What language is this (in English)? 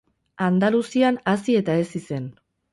Basque